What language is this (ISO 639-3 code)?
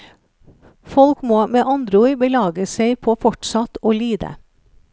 nor